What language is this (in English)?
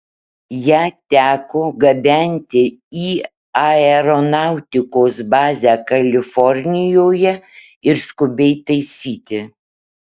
Lithuanian